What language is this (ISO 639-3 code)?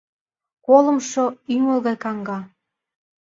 chm